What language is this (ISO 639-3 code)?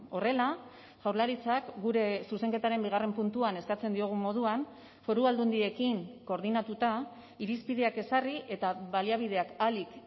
eus